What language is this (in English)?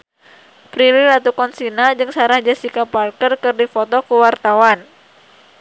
Sundanese